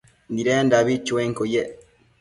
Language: Matsés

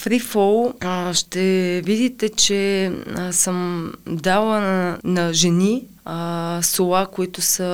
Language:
Bulgarian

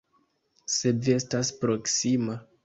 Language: Esperanto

